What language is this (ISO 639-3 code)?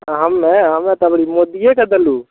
mai